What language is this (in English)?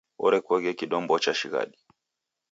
Taita